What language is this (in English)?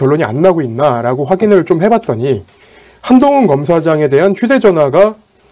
Korean